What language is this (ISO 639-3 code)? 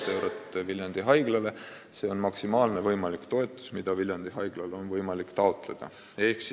est